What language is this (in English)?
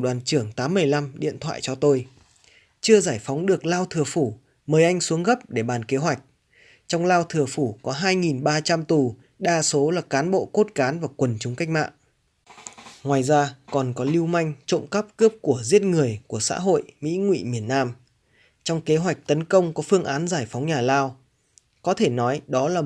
Vietnamese